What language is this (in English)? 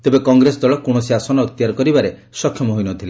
Odia